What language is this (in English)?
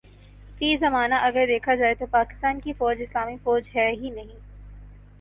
Urdu